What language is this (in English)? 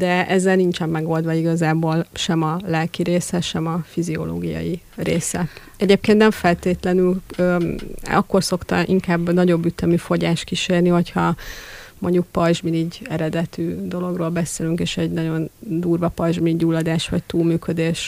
Hungarian